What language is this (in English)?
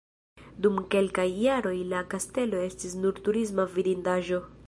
Esperanto